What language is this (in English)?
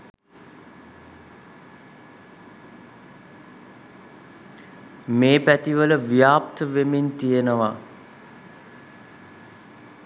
Sinhala